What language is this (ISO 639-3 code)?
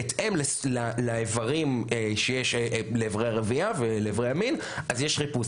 heb